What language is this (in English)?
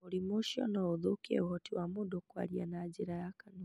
Kikuyu